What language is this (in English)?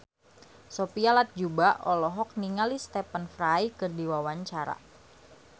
Sundanese